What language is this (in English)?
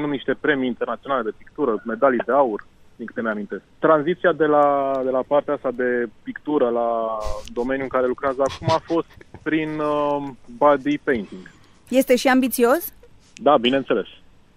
Romanian